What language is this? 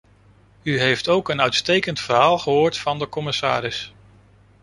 Dutch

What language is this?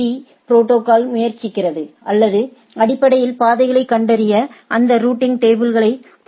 Tamil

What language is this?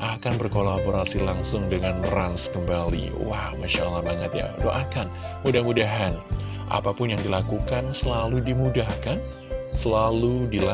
Indonesian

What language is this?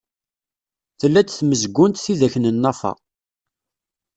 Kabyle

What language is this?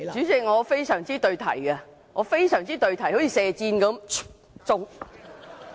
Cantonese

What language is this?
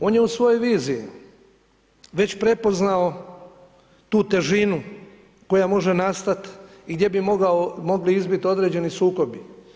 Croatian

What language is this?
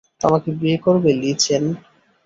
Bangla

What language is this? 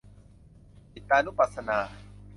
Thai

